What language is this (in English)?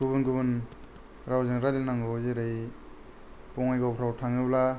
Bodo